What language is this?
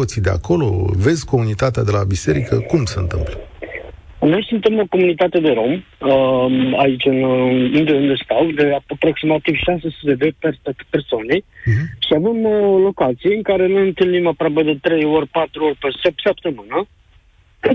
Romanian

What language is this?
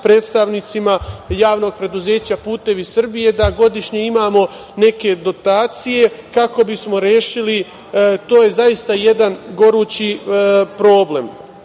Serbian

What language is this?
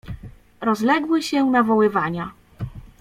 Polish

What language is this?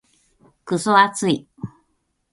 Japanese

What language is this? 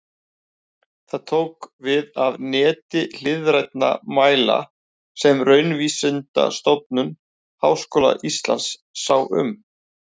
Icelandic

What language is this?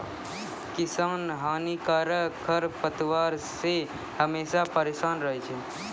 Maithili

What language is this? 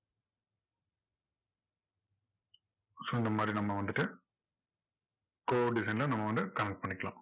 Tamil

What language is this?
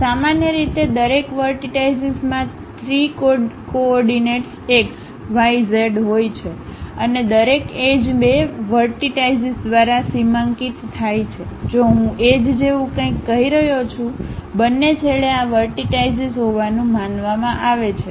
Gujarati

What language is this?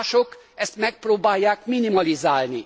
Hungarian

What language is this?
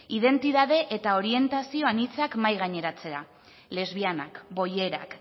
Basque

